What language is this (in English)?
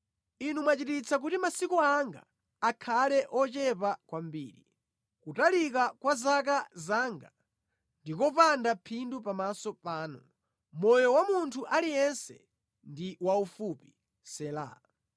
Nyanja